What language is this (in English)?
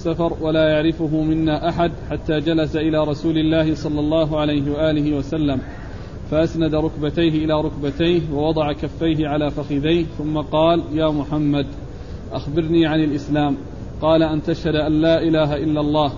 Arabic